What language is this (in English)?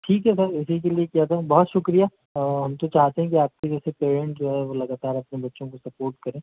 Hindi